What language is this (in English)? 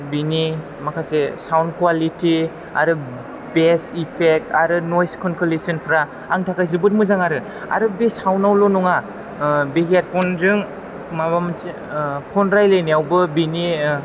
Bodo